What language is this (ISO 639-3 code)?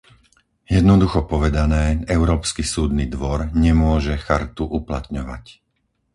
slk